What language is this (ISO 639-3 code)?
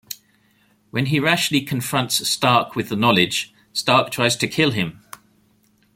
eng